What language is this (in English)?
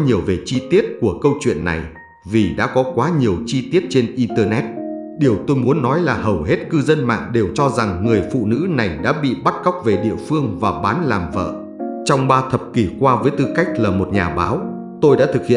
Vietnamese